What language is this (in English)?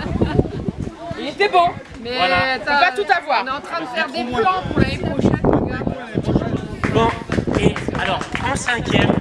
French